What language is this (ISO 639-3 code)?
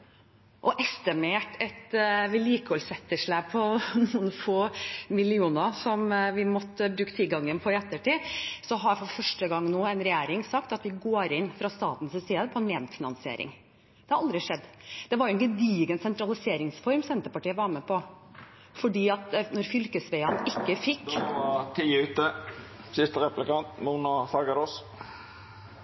nor